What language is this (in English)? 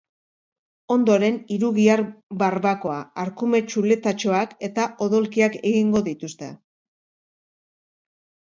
Basque